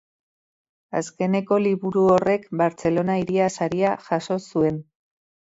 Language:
Basque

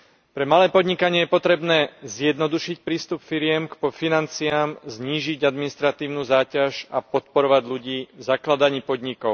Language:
Slovak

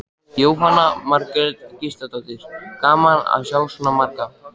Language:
Icelandic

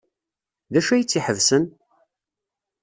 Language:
Kabyle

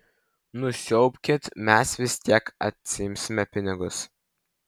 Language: Lithuanian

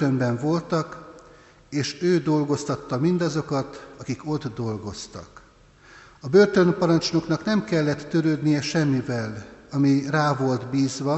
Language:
Hungarian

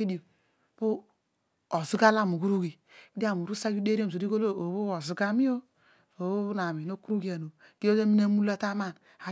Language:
Odual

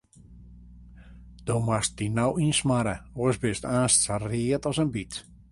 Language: Western Frisian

